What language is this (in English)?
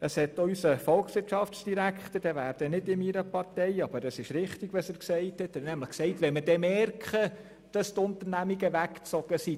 Swiss German